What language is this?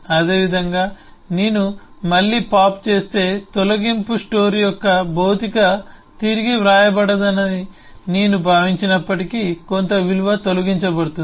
Telugu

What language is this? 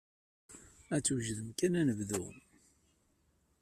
Kabyle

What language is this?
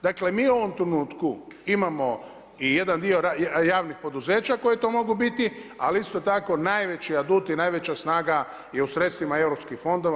Croatian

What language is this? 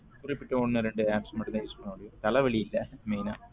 Tamil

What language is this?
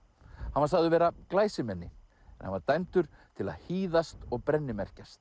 Icelandic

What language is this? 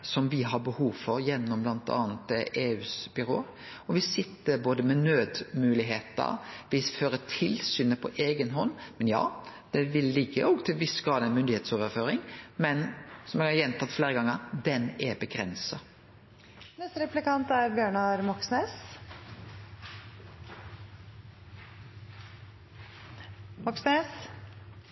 Norwegian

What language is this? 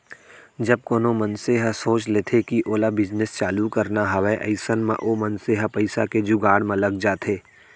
Chhattisgarhi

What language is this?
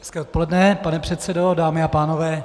Czech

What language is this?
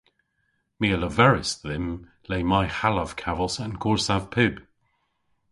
Cornish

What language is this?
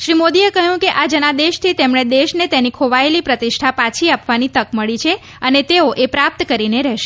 Gujarati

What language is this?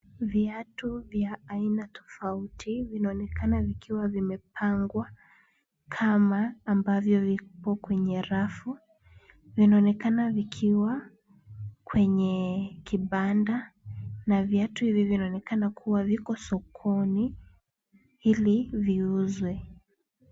Swahili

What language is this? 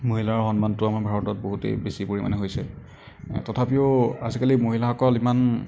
Assamese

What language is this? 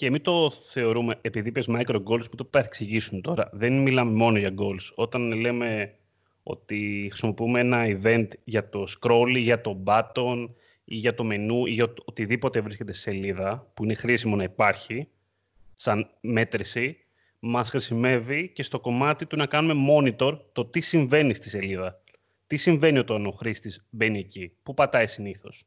Greek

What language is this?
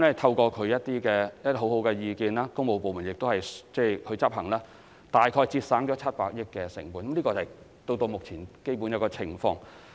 Cantonese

